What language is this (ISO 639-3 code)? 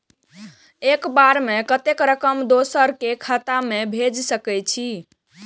mai